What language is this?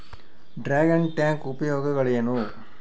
Kannada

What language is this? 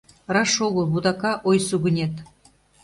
Mari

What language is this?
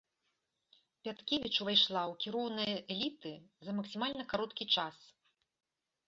Belarusian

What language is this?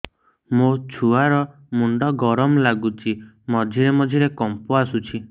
Odia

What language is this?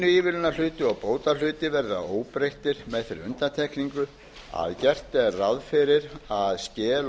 Icelandic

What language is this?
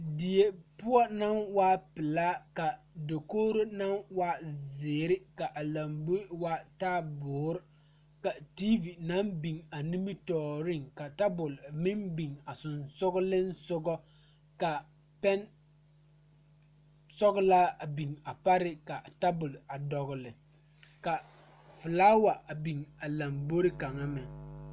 Southern Dagaare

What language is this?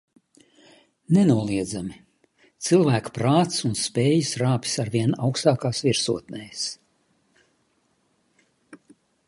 Latvian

